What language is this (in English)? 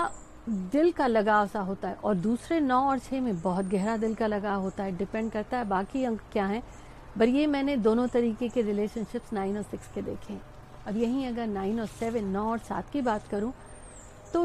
Hindi